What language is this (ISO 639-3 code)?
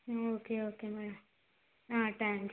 tel